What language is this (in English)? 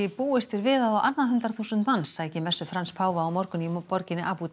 Icelandic